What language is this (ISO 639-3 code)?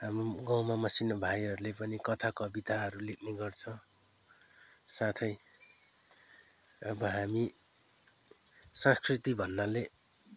nep